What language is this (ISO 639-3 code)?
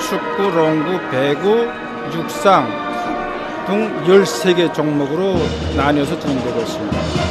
kor